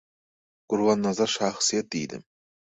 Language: Turkmen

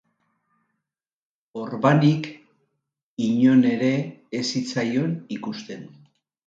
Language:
Basque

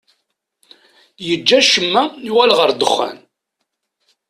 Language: Kabyle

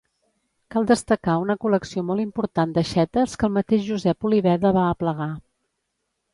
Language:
Catalan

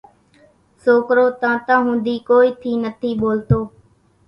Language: Kachi Koli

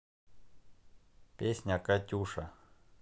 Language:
Russian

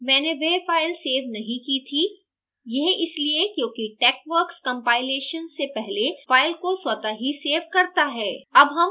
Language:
Hindi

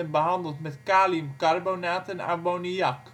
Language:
Dutch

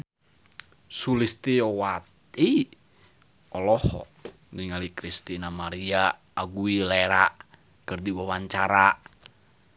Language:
Sundanese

